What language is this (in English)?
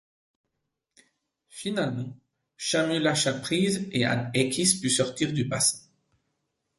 French